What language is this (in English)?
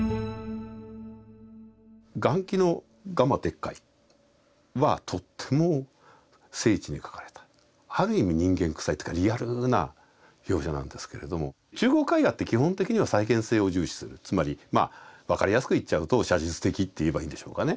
Japanese